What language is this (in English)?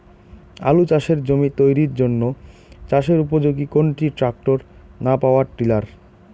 Bangla